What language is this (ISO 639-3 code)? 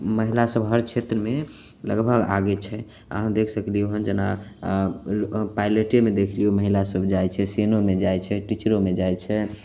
mai